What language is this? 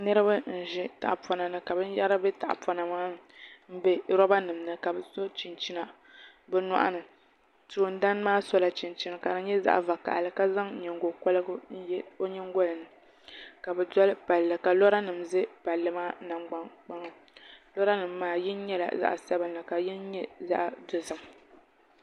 Dagbani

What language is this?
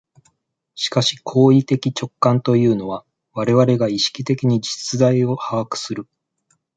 Japanese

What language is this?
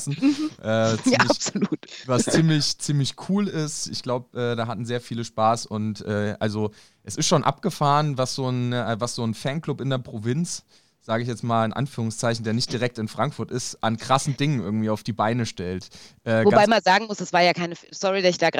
German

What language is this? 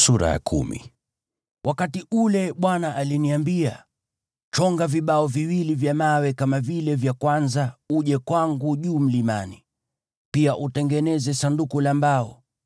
Swahili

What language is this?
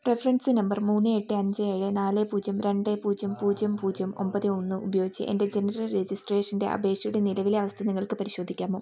Malayalam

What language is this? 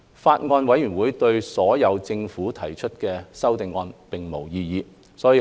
Cantonese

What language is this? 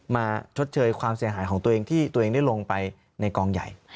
Thai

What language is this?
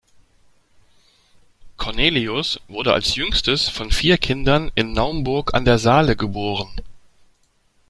German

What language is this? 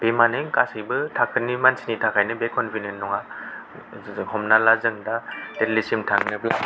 Bodo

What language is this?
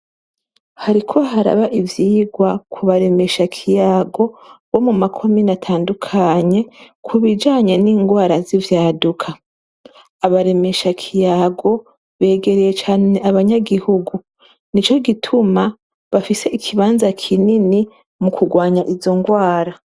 Rundi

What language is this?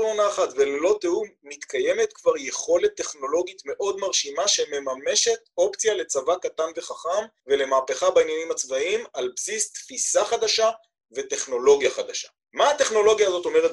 Hebrew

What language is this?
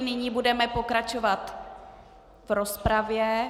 Czech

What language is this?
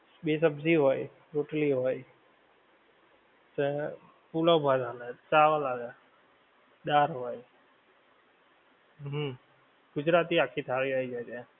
Gujarati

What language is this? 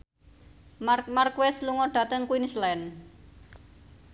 Javanese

